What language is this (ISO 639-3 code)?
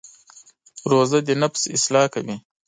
pus